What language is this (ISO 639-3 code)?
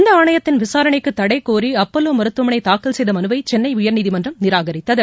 tam